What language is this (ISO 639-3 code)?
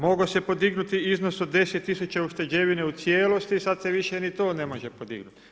hrv